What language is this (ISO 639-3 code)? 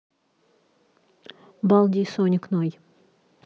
rus